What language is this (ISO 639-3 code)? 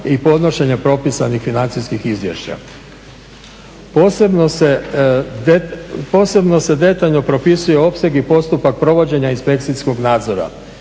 hrv